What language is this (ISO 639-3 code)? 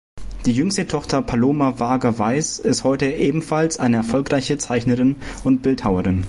deu